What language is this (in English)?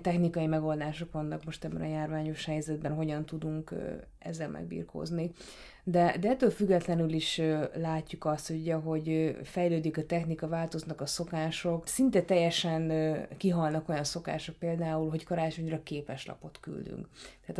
Hungarian